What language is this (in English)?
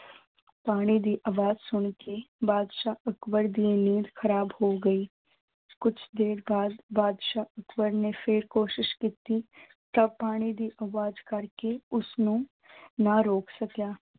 Punjabi